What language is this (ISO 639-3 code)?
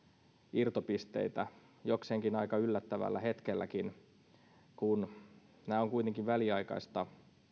fin